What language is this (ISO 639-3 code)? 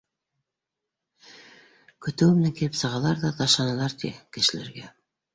bak